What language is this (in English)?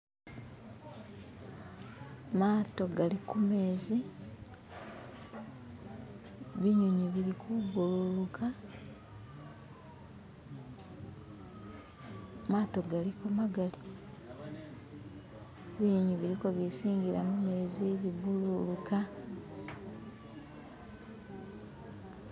Masaaba